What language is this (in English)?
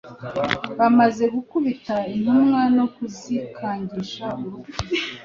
Kinyarwanda